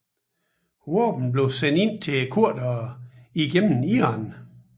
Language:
Danish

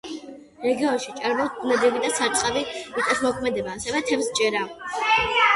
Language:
Georgian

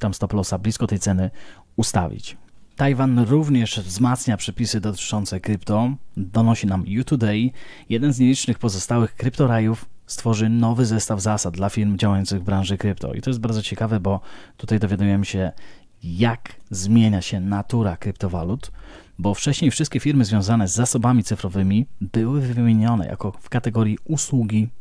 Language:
Polish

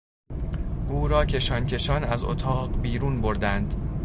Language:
Persian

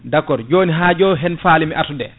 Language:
Fula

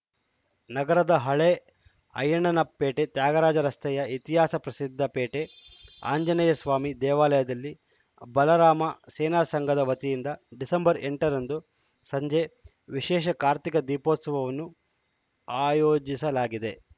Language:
Kannada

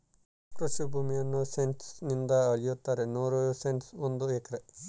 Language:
Kannada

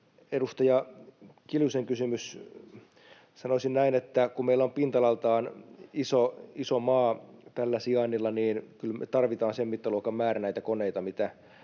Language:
Finnish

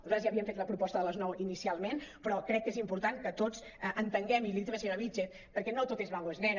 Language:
Catalan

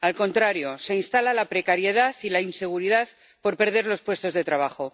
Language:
Spanish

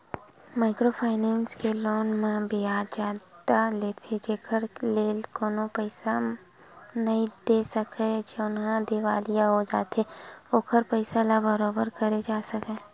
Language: Chhattisgarhi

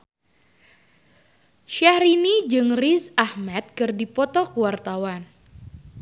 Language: Sundanese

